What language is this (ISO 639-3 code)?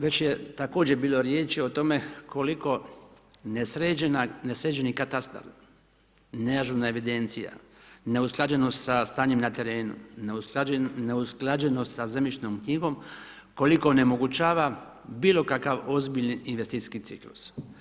hrv